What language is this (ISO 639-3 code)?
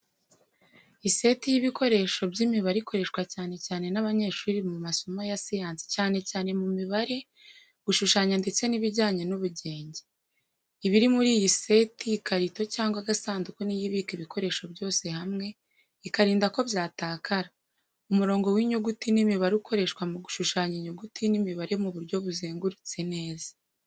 kin